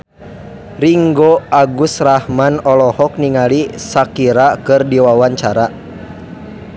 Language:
Sundanese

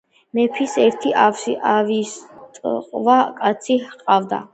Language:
Georgian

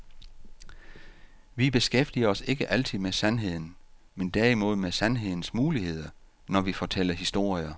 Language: Danish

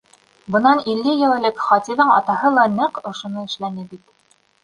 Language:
Bashkir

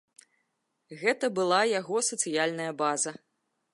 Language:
Belarusian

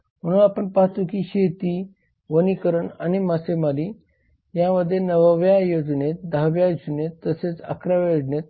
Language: Marathi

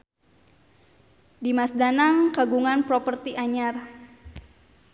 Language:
Sundanese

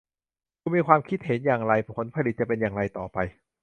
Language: Thai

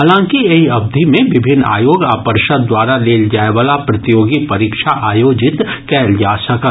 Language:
Maithili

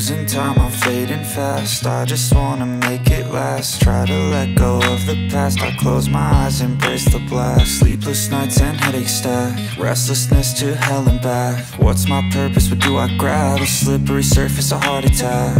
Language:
English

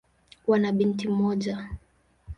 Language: Swahili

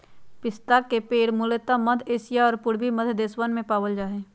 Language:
Magahi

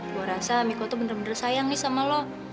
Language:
Indonesian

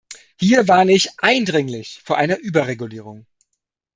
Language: German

